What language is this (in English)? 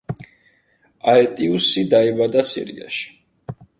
Georgian